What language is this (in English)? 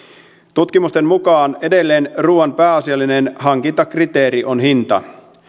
Finnish